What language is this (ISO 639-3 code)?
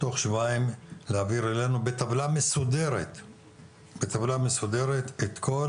heb